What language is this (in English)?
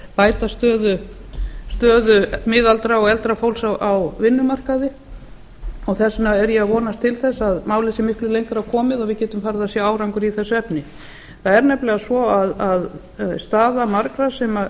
Icelandic